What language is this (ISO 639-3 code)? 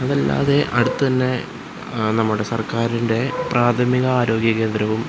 mal